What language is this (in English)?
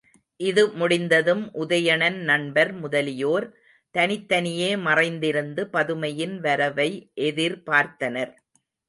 Tamil